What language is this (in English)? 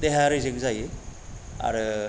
Bodo